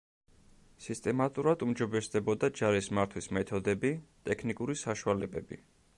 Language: Georgian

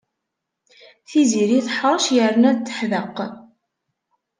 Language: Kabyle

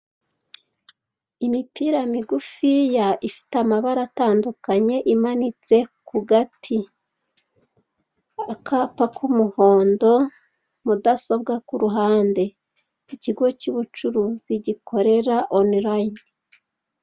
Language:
Kinyarwanda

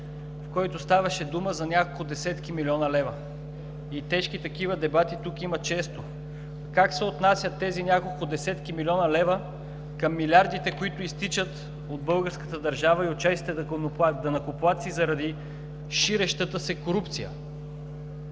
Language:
Bulgarian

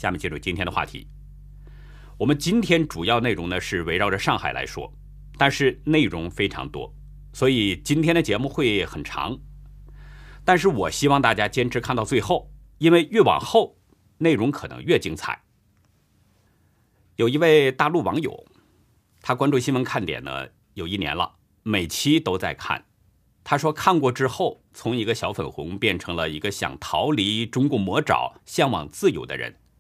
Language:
Chinese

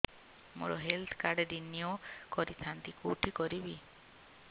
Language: Odia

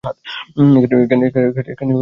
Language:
Bangla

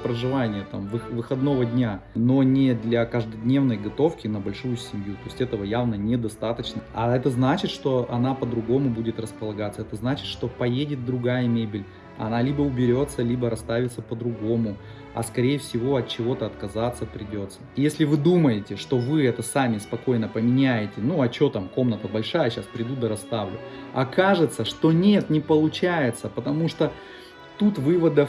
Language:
Russian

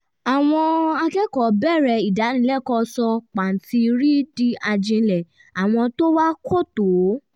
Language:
Yoruba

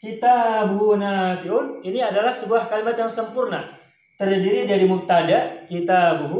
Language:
Indonesian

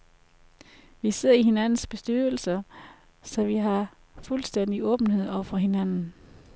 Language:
Danish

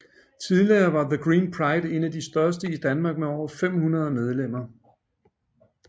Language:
Danish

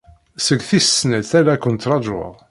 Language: Kabyle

